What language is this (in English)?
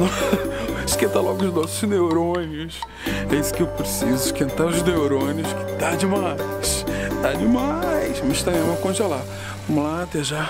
Portuguese